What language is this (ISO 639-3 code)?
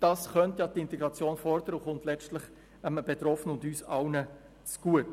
gsw